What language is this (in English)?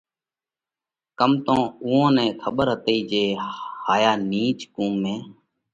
Parkari Koli